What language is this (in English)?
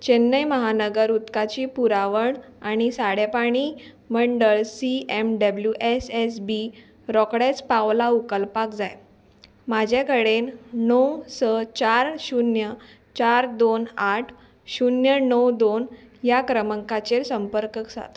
Konkani